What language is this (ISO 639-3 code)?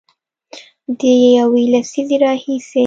pus